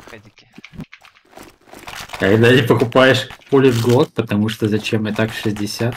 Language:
Russian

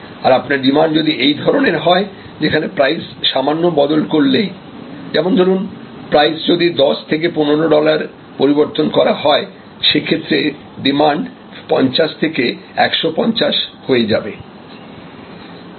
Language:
Bangla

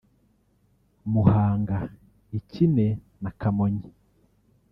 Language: Kinyarwanda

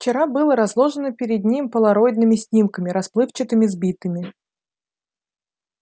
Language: Russian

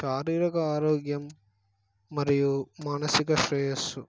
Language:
Telugu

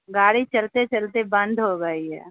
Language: Urdu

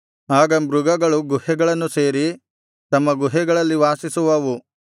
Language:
Kannada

